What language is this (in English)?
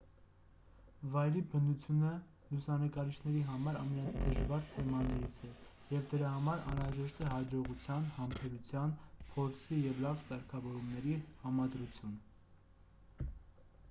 Armenian